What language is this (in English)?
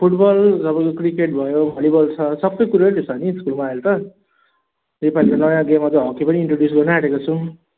Nepali